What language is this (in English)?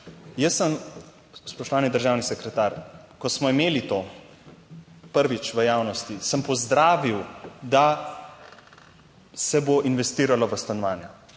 Slovenian